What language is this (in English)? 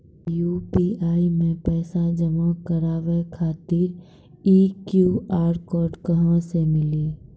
Maithili